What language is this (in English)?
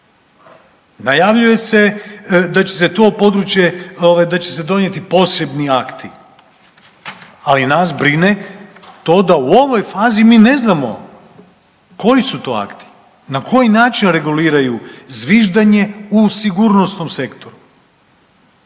Croatian